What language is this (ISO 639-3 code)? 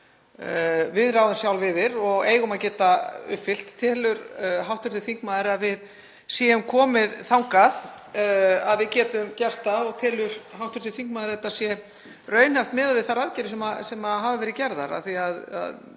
isl